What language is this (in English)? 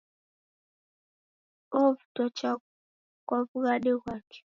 Taita